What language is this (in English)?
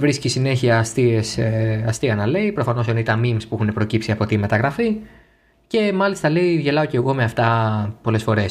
Greek